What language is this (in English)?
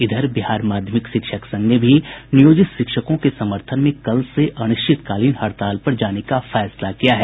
Hindi